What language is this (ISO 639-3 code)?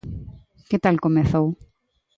glg